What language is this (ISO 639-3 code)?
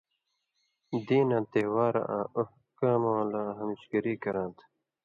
mvy